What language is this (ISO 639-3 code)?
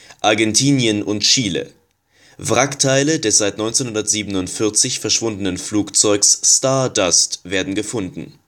deu